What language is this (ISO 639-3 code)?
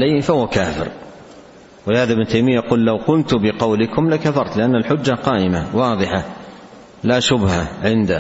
ara